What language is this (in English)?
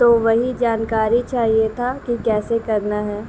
Urdu